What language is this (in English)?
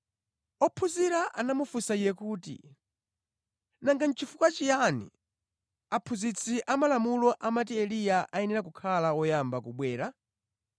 Nyanja